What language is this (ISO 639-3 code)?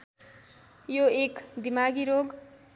nep